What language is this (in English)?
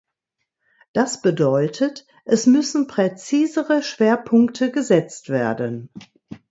German